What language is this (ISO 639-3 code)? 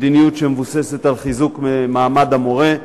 heb